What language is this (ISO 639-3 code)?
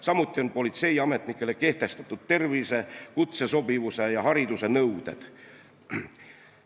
est